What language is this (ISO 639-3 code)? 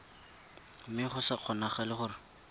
tsn